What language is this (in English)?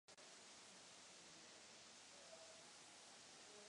Czech